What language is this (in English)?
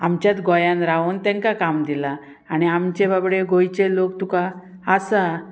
Konkani